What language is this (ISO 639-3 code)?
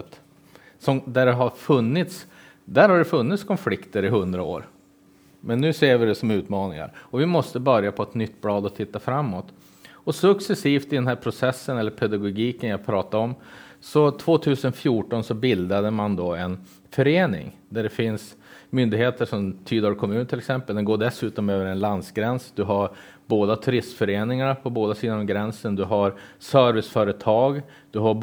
swe